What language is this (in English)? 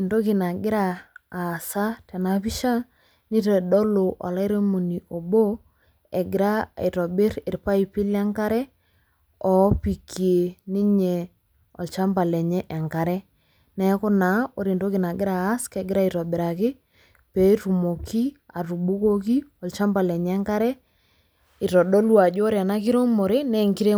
Masai